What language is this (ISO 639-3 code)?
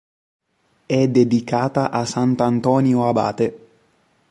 ita